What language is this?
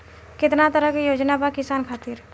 Bhojpuri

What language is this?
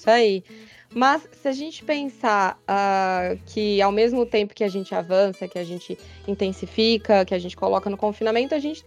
Portuguese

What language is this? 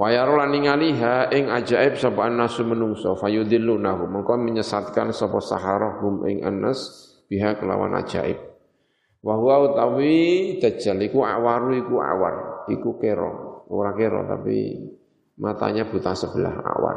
Indonesian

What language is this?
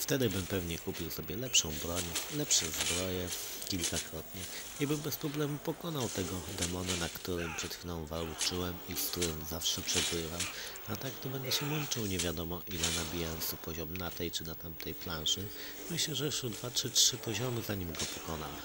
Polish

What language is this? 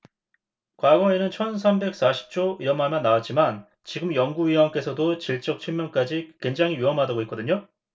Korean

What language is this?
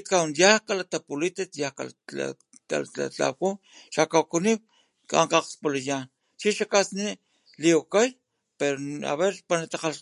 Papantla Totonac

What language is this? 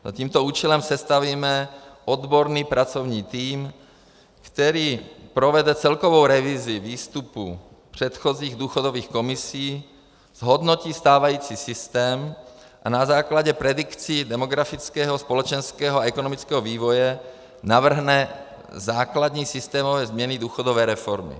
Czech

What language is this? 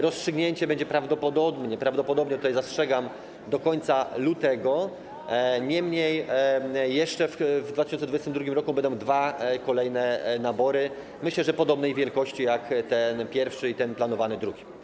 Polish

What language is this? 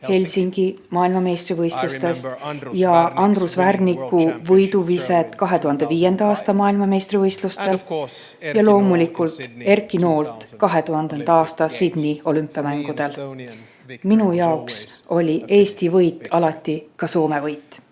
Estonian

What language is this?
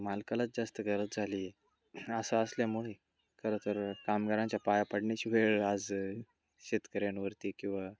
Marathi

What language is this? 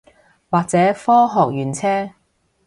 Cantonese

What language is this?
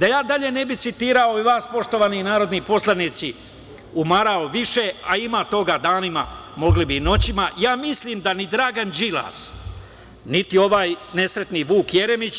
Serbian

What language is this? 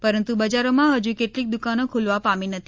Gujarati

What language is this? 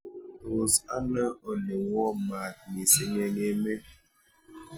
Kalenjin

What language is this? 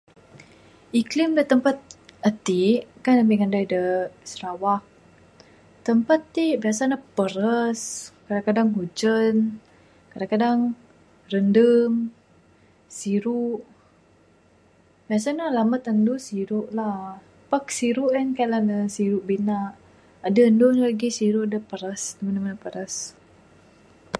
Bukar-Sadung Bidayuh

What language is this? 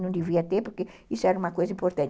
Portuguese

